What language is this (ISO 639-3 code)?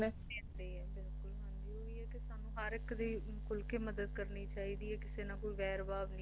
pan